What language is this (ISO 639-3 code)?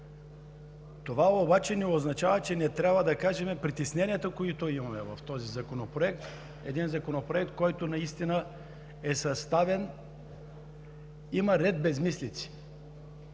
bul